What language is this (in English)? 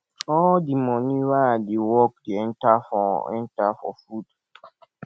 Nigerian Pidgin